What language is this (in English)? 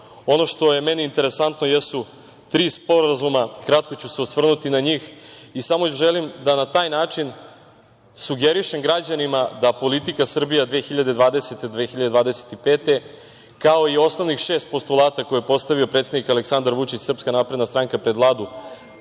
Serbian